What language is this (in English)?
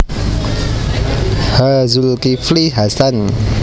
Javanese